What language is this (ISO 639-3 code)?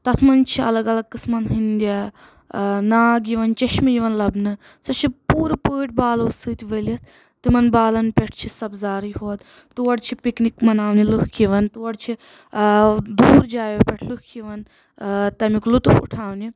kas